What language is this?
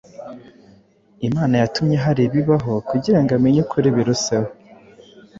Kinyarwanda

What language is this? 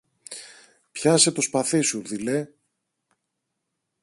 Greek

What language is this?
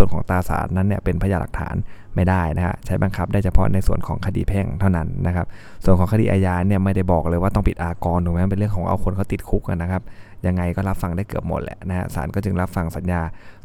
Thai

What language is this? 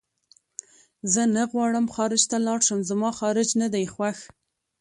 Pashto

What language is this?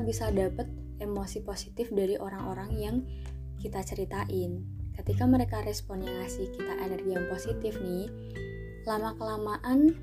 Indonesian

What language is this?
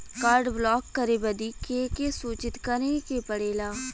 Bhojpuri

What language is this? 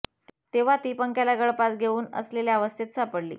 Marathi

